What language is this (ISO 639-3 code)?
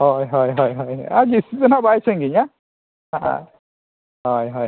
sat